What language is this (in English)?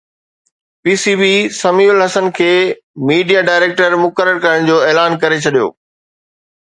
Sindhi